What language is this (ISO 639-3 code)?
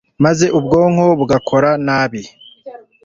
kin